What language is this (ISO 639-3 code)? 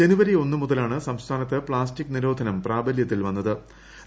mal